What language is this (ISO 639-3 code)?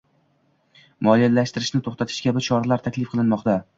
uzb